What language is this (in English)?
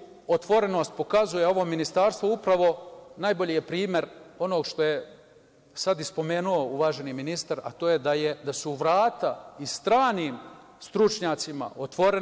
Serbian